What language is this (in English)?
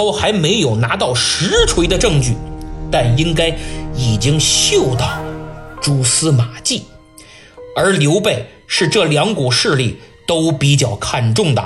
Chinese